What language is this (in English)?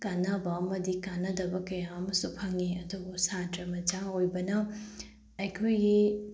Manipuri